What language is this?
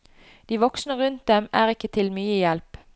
Norwegian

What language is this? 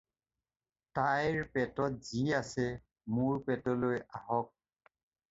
Assamese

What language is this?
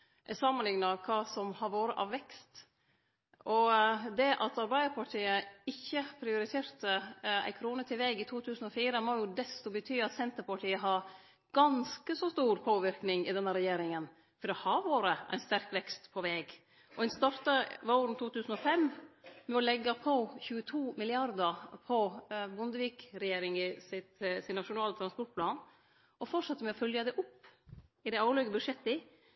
Norwegian Nynorsk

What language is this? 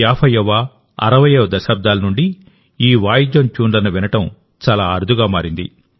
Telugu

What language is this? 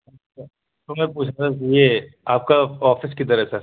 Urdu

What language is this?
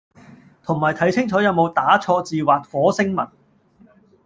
Cantonese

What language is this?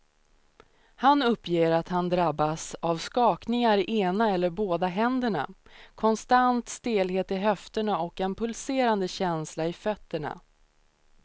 Swedish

